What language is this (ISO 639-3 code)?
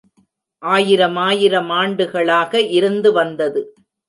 tam